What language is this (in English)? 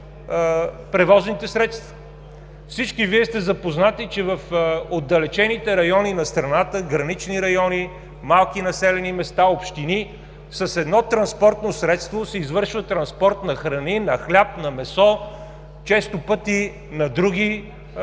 Bulgarian